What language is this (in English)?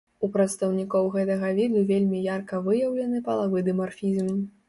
Belarusian